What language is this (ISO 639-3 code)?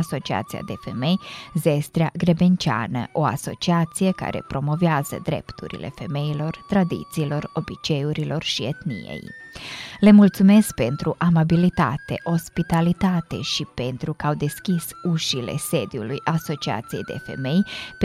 ron